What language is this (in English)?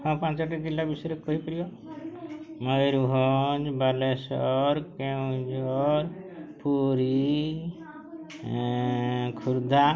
Odia